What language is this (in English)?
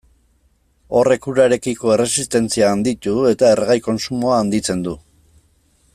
Basque